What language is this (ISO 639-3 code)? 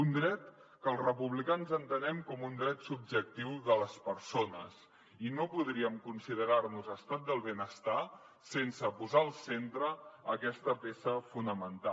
cat